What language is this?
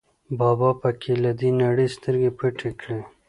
Pashto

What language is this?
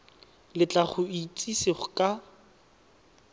Tswana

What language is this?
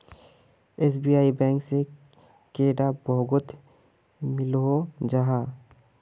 Magahi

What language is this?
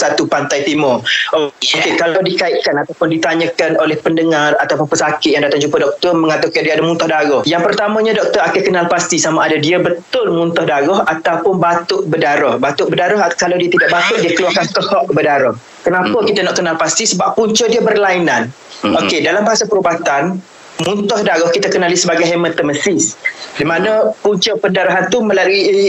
Malay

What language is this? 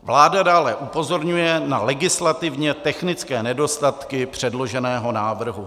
Czech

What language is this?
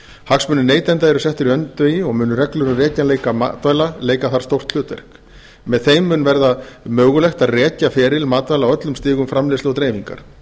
Icelandic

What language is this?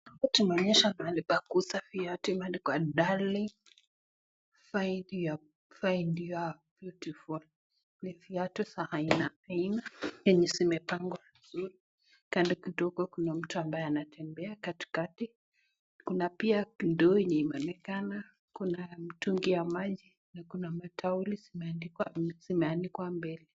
Swahili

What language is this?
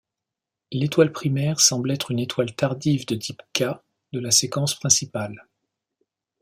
French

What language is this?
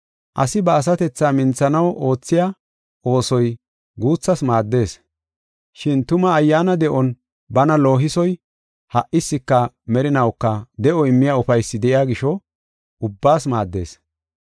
Gofa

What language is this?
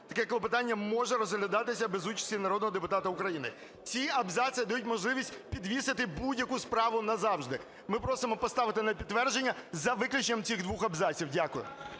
Ukrainian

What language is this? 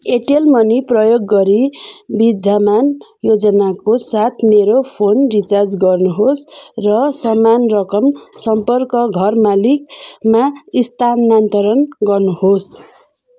Nepali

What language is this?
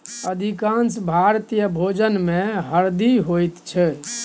Maithili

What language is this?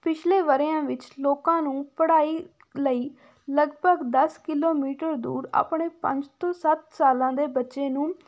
Punjabi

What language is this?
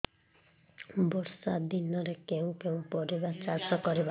Odia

